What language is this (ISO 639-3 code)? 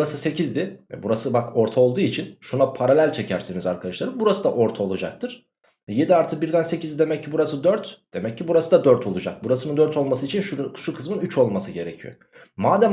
tur